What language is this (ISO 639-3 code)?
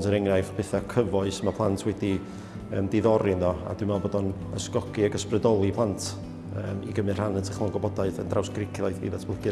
nld